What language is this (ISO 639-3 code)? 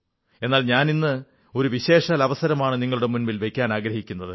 mal